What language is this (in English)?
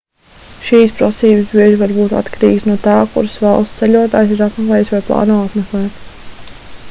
Latvian